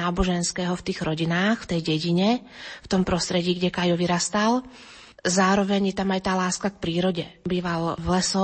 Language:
Slovak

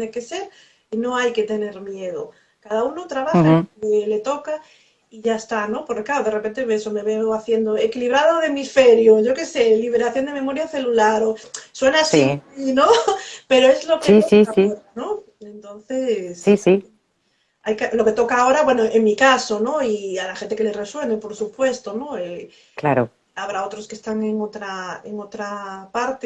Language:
Spanish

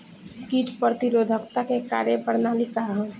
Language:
Bhojpuri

